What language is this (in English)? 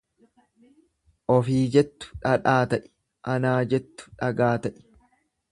Oromo